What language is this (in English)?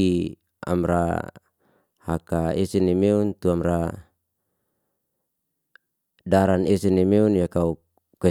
Liana-Seti